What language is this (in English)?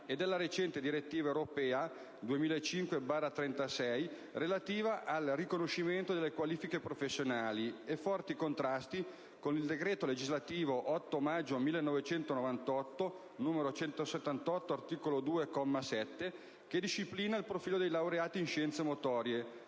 Italian